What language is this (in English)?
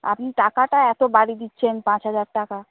Bangla